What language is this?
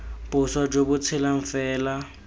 Tswana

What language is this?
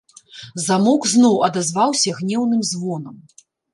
Belarusian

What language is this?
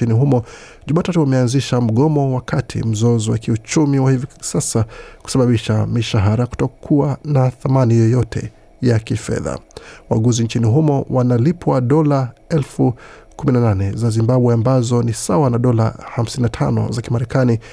Swahili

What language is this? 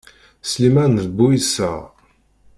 Kabyle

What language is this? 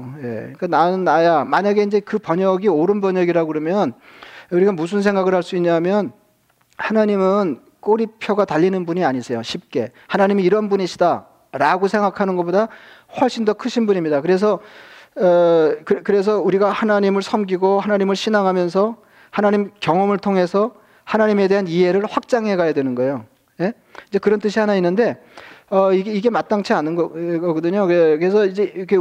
Korean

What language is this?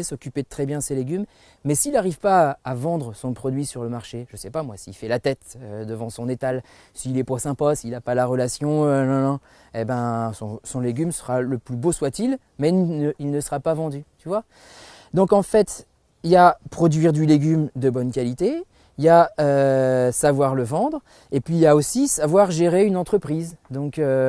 French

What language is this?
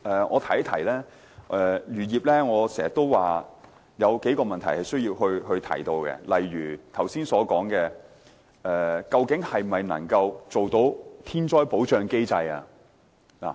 Cantonese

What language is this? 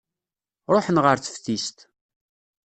Kabyle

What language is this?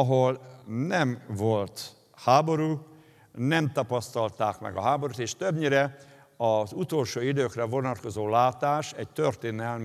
Hungarian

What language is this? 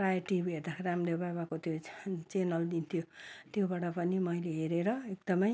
Nepali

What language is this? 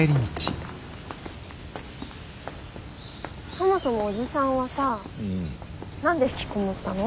Japanese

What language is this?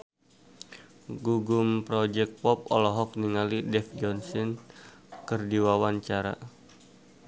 Sundanese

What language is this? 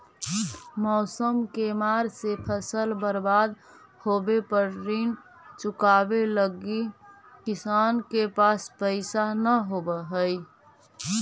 Magahi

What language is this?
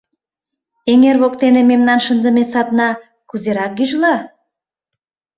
Mari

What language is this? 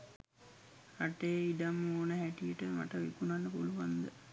Sinhala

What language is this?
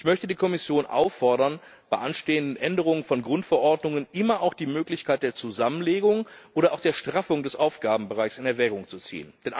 German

